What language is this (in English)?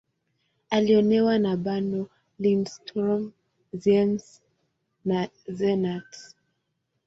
Swahili